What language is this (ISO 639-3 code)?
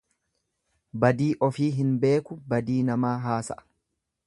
orm